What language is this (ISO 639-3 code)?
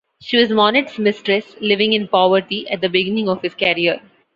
eng